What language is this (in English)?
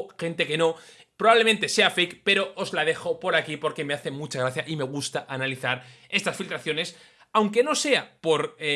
Spanish